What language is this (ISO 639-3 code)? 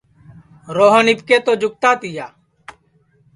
ssi